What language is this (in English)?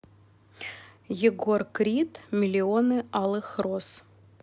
Russian